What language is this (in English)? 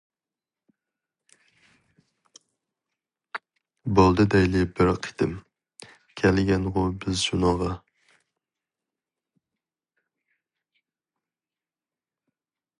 Uyghur